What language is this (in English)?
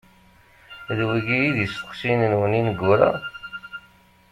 Kabyle